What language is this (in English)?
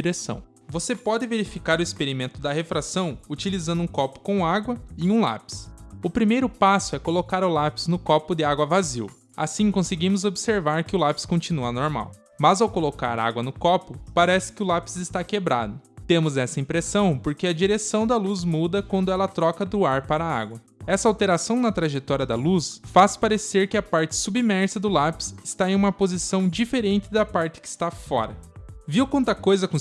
Portuguese